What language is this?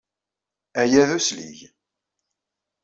Kabyle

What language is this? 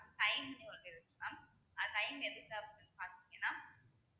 Tamil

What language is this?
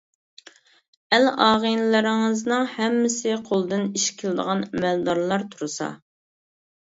Uyghur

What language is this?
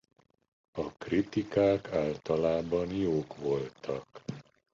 Hungarian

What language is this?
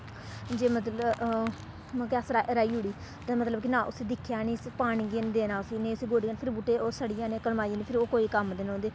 Dogri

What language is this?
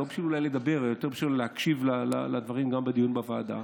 Hebrew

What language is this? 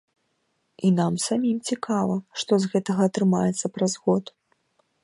Belarusian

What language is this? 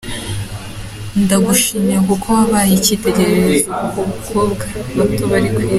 Kinyarwanda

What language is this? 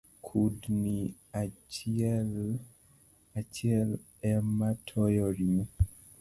Luo (Kenya and Tanzania)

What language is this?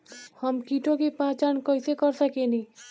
Bhojpuri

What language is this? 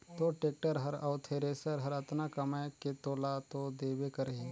Chhattisgarhi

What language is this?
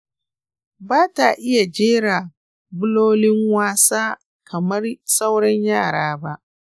Hausa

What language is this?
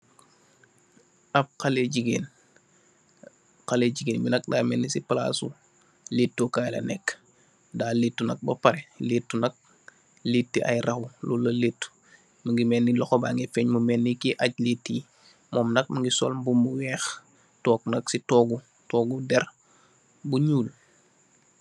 Wolof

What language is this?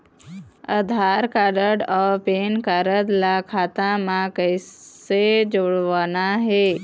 Chhattisgarhi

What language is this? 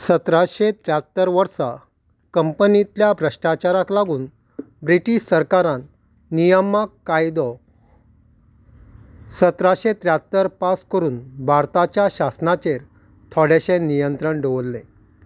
Konkani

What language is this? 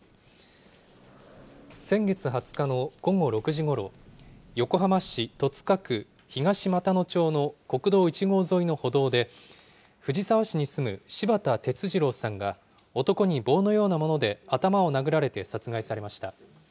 Japanese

